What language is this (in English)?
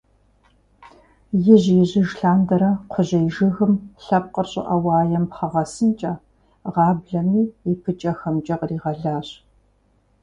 Kabardian